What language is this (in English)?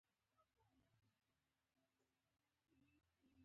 Pashto